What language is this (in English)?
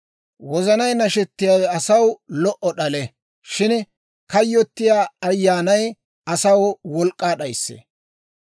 Dawro